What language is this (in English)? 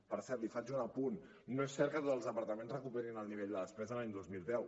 Catalan